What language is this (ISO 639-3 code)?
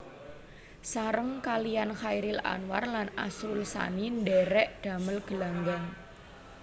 jav